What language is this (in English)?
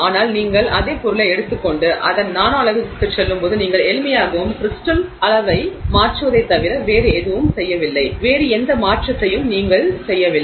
Tamil